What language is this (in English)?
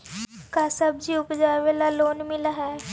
Magahi